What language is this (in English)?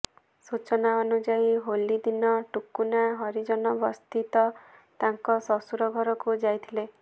Odia